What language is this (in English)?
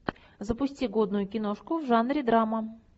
Russian